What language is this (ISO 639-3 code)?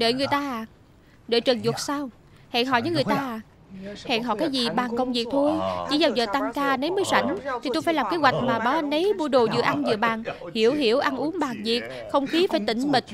vie